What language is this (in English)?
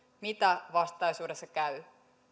Finnish